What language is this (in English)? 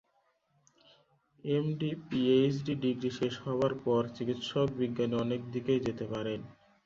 Bangla